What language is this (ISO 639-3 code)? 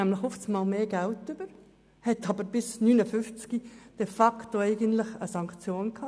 gsw